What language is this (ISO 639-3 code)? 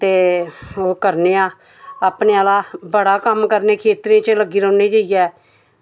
doi